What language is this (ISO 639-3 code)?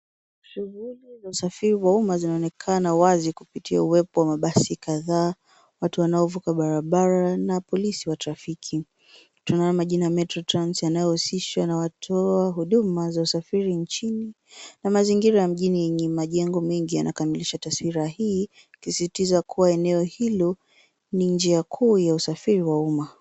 swa